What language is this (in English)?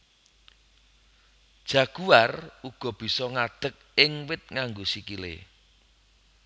Javanese